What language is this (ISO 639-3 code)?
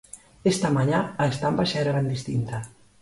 glg